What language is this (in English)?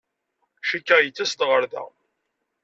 Kabyle